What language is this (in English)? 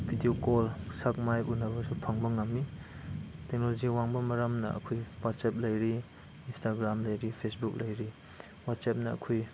Manipuri